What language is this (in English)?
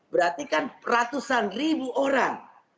Indonesian